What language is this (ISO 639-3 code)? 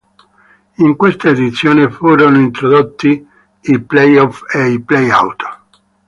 ita